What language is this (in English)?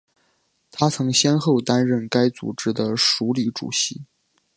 Chinese